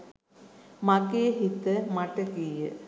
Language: Sinhala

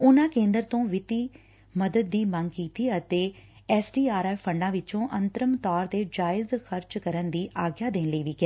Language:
Punjabi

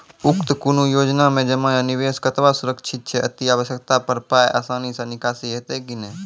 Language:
Maithili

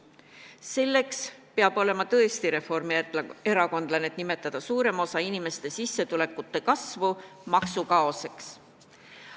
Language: Estonian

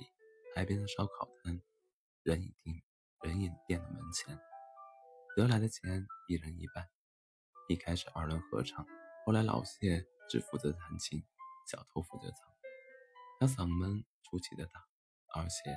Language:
Chinese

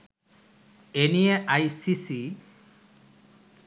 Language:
Bangla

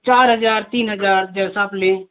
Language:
Hindi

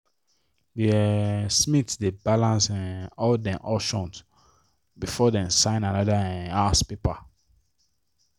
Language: Nigerian Pidgin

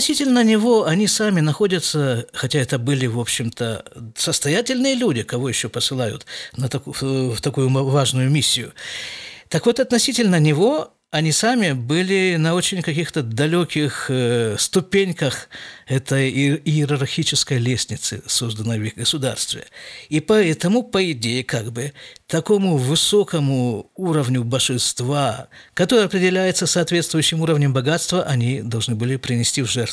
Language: Russian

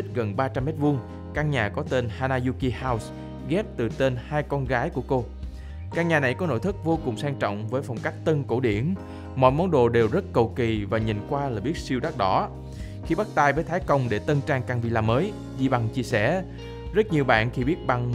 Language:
Vietnamese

